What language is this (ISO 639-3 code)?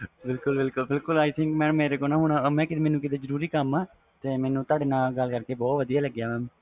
pan